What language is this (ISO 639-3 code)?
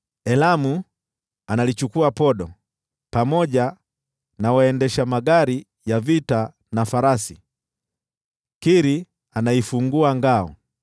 swa